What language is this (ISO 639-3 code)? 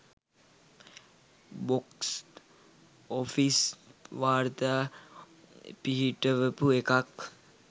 sin